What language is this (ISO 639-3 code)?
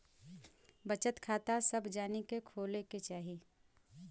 bho